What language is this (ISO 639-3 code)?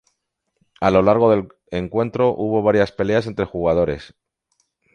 spa